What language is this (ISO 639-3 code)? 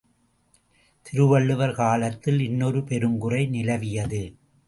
tam